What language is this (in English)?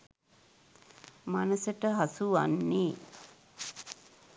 Sinhala